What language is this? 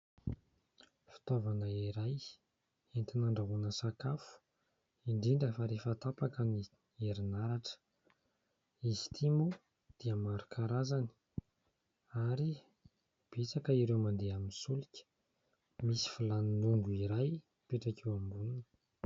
Malagasy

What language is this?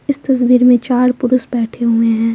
Hindi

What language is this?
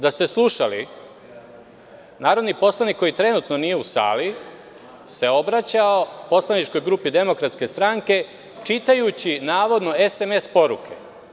Serbian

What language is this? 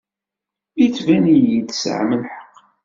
Kabyle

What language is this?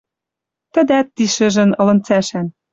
Western Mari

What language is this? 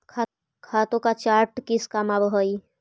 Magahi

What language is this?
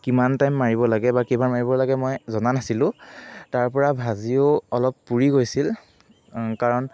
Assamese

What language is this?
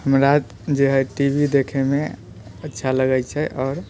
Maithili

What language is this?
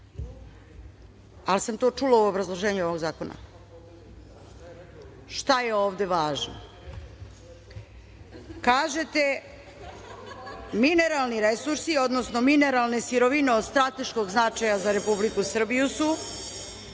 Serbian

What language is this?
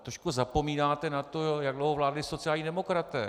Czech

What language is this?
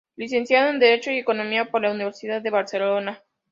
Spanish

